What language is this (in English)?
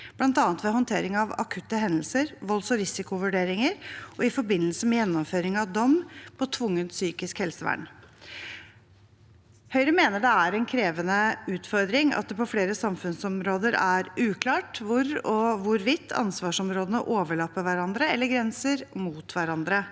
Norwegian